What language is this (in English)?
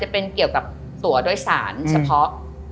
Thai